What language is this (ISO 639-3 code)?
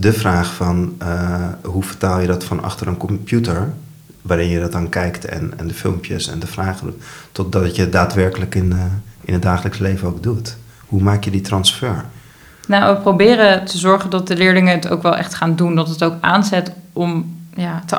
nld